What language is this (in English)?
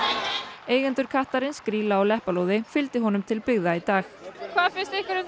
Icelandic